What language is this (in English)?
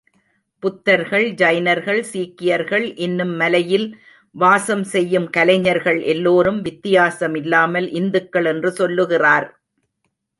Tamil